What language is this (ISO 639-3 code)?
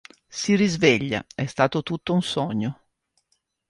ita